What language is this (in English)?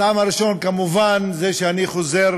Hebrew